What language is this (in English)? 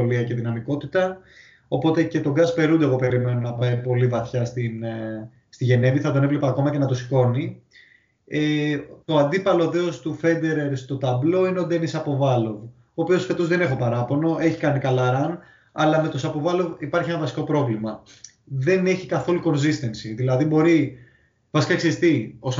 Greek